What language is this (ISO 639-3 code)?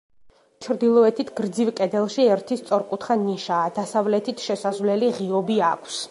kat